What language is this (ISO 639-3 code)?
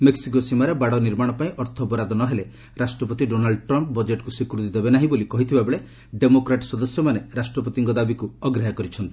ori